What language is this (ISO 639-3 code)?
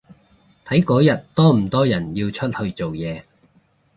yue